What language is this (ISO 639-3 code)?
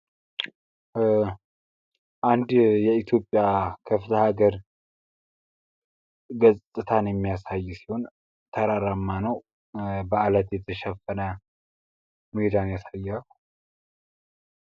amh